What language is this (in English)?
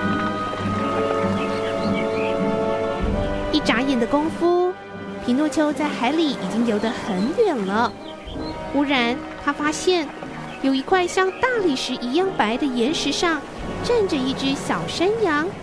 Chinese